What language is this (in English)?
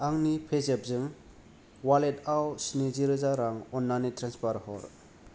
Bodo